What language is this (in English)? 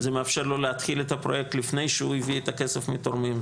Hebrew